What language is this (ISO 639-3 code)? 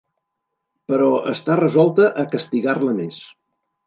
cat